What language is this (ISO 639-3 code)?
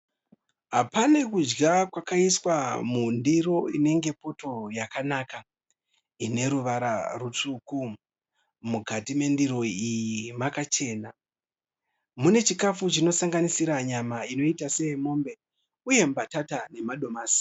sna